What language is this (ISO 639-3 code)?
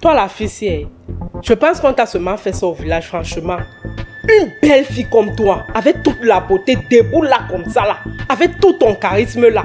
fra